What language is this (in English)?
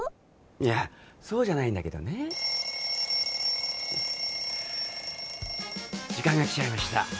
Japanese